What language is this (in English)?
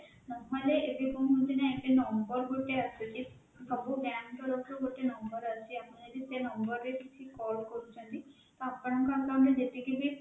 Odia